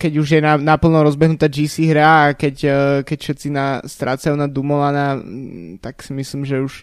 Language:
Slovak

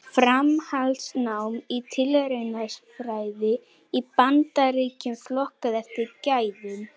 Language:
Icelandic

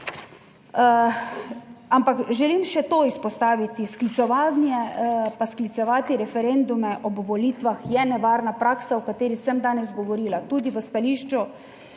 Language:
Slovenian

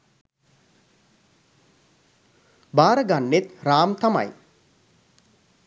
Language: Sinhala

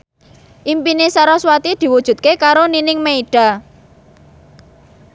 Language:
Javanese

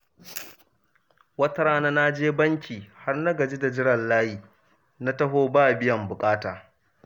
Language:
Hausa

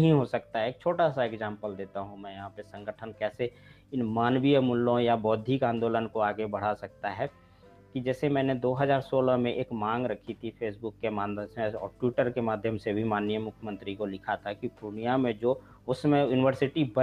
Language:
Hindi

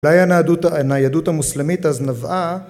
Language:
Hebrew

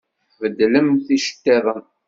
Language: Kabyle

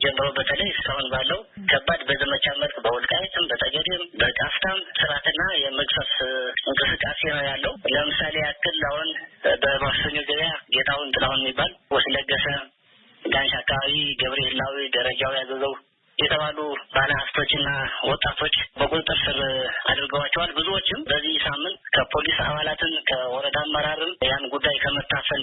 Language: Indonesian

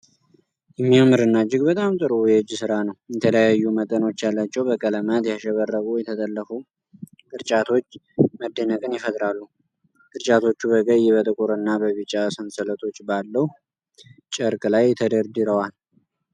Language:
Amharic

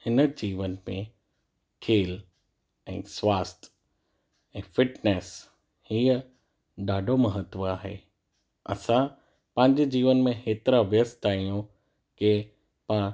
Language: Sindhi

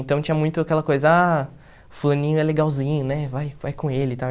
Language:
Portuguese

